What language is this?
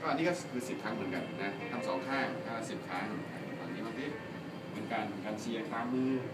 Thai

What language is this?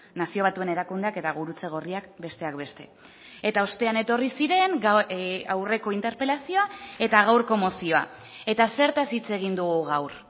Basque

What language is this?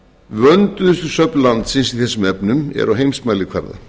Icelandic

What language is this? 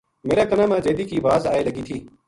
Gujari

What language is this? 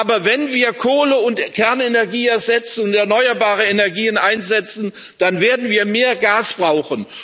German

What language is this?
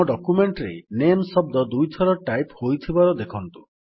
Odia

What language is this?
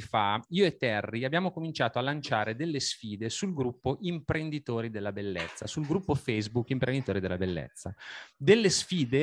Italian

